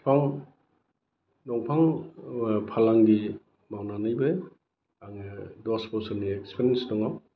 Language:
Bodo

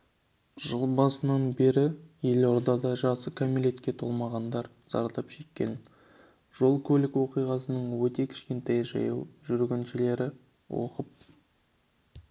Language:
Kazakh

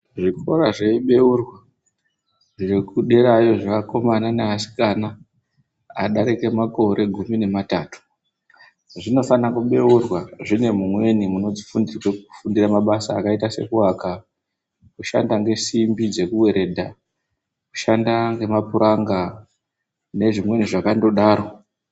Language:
Ndau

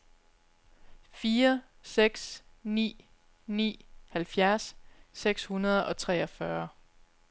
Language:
Danish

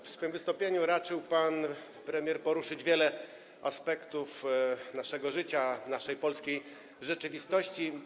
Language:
Polish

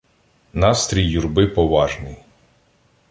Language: Ukrainian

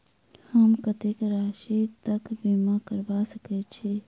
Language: Maithili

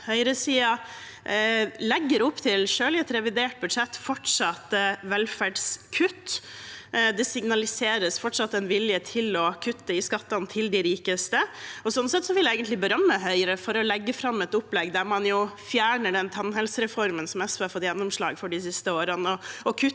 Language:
Norwegian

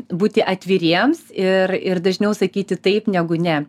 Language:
Lithuanian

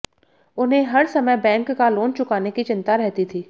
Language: Hindi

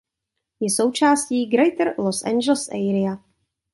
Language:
Czech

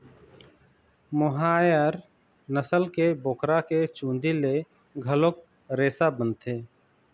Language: Chhattisgarhi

